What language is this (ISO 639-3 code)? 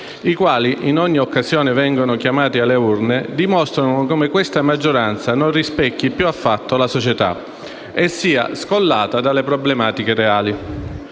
ita